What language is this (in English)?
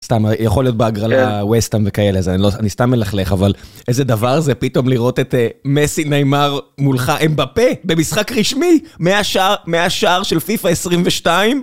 Hebrew